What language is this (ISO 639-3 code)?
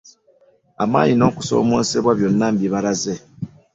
lug